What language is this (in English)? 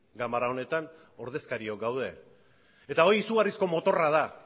Basque